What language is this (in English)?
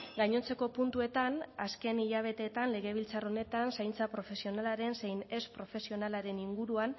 Basque